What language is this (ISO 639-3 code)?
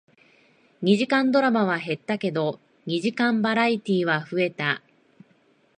jpn